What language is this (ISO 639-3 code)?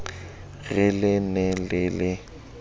sot